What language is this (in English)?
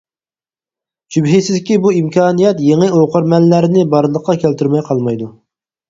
Uyghur